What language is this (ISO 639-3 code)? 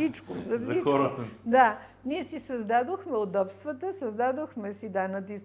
bul